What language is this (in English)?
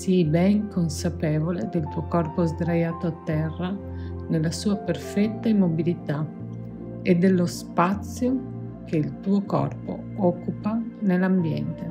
Italian